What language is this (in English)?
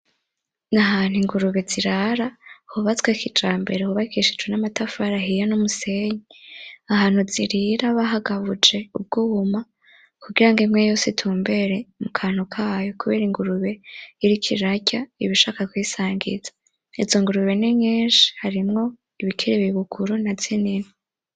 Rundi